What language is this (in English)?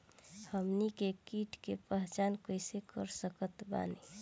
Bhojpuri